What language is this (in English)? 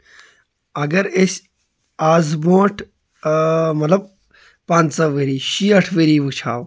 Kashmiri